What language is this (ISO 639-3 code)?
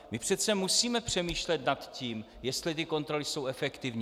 ces